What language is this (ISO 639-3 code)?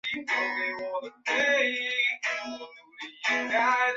zho